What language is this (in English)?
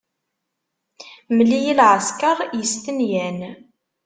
Kabyle